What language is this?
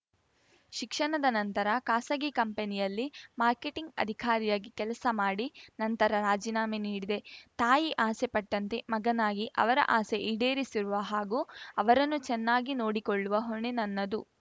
Kannada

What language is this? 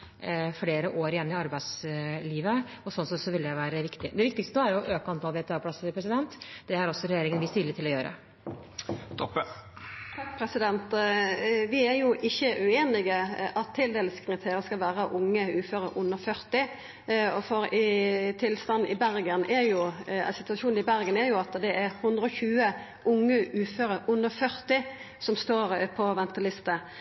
Norwegian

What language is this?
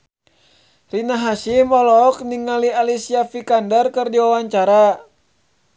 Sundanese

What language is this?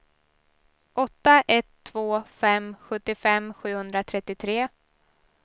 Swedish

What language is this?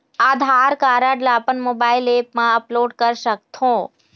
Chhattisgarhi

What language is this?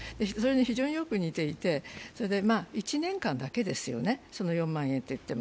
Japanese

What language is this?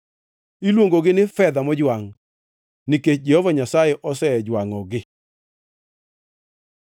Luo (Kenya and Tanzania)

